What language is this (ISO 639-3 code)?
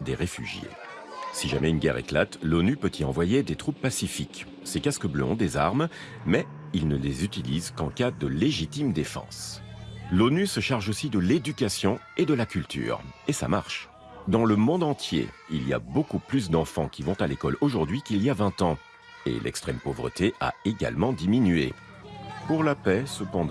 fra